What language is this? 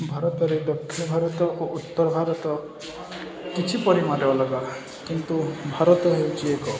Odia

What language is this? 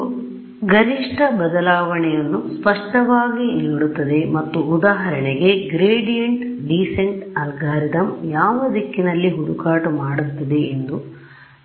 Kannada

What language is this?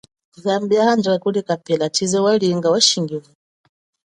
Chokwe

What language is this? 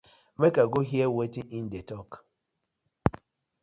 Nigerian Pidgin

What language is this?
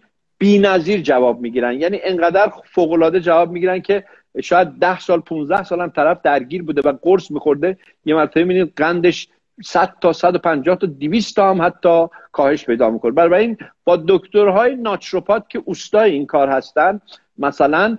Persian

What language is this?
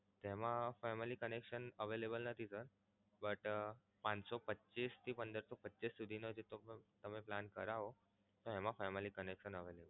Gujarati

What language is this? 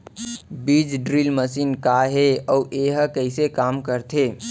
Chhattisgarhi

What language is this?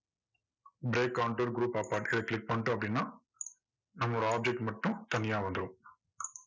Tamil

